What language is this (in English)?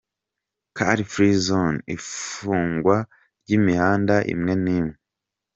Kinyarwanda